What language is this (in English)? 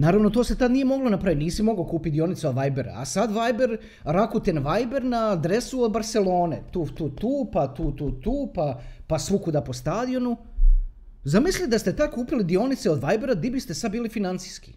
Croatian